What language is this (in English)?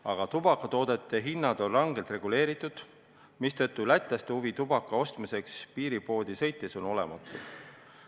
Estonian